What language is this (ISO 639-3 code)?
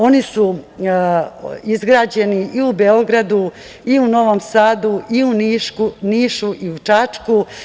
srp